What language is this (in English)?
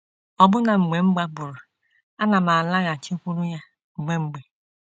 Igbo